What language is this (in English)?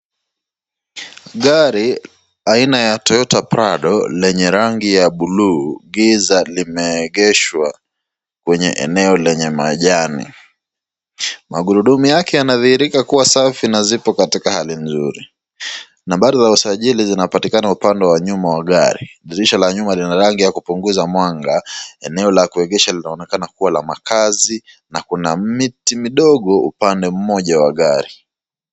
Swahili